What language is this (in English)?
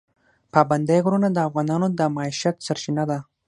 Pashto